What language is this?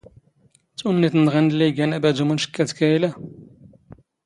Standard Moroccan Tamazight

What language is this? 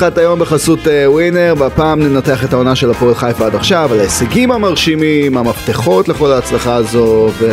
Hebrew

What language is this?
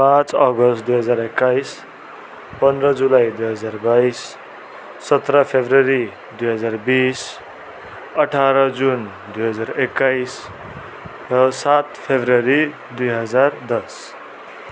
Nepali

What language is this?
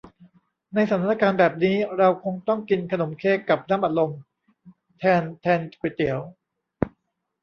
Thai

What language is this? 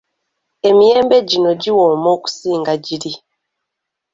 Ganda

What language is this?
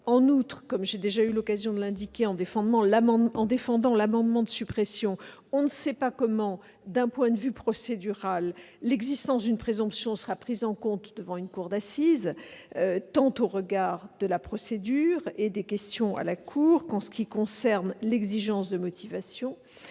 French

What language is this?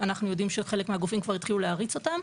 Hebrew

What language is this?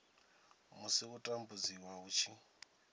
Venda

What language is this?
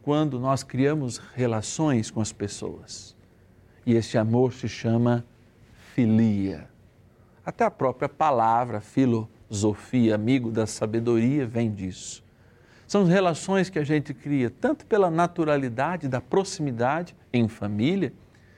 Portuguese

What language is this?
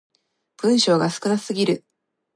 Japanese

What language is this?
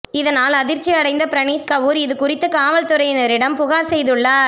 Tamil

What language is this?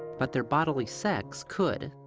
English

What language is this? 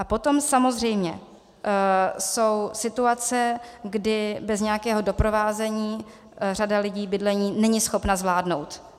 Czech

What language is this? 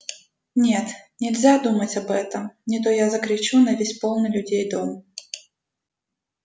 Russian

